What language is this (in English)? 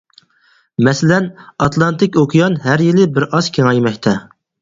Uyghur